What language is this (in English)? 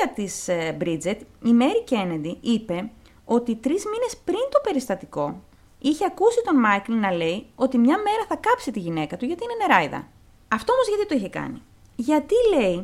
Greek